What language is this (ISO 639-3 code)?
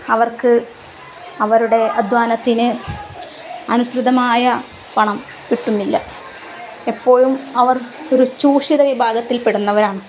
mal